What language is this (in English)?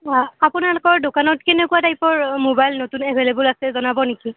Assamese